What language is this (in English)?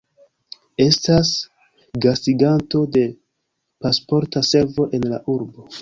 Esperanto